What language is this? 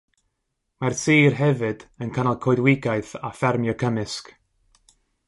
Welsh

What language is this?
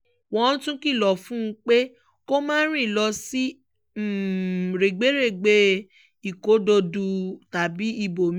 Yoruba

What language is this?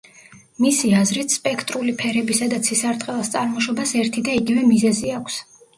Georgian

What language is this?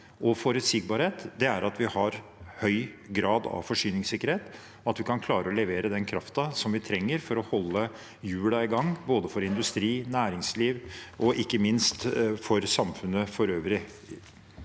Norwegian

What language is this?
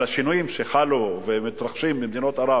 Hebrew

